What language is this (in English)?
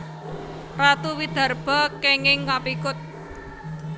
Javanese